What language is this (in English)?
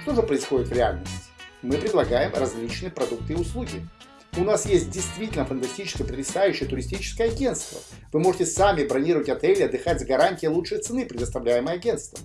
Russian